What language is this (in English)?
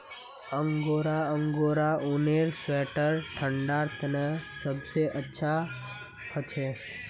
Magahi